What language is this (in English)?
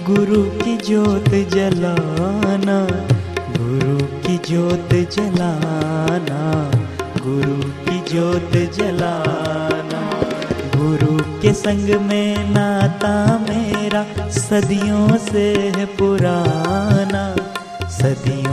Hindi